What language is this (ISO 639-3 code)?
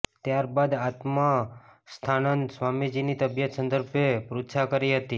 guj